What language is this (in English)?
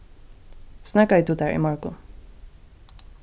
Faroese